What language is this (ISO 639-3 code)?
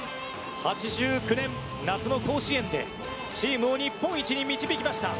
jpn